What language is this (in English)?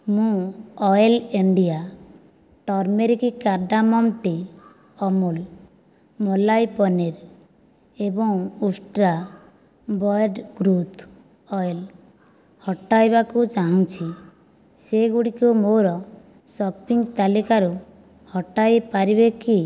Odia